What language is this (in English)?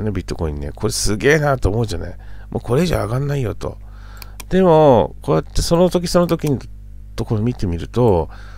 Japanese